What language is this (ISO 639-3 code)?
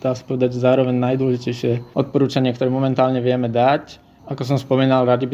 slk